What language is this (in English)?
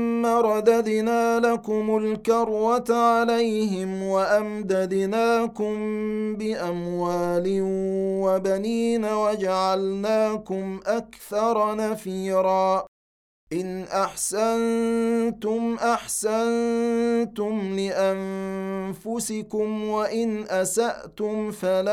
Arabic